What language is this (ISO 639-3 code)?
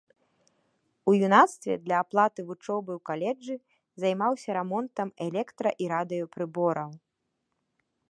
bel